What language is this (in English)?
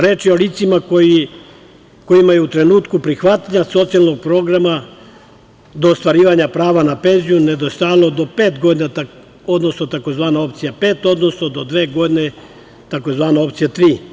Serbian